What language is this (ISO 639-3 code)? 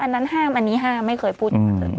tha